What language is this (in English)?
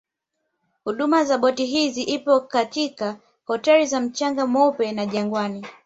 Swahili